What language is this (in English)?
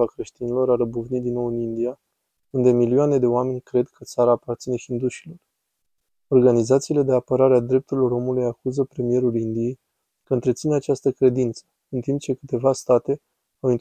Romanian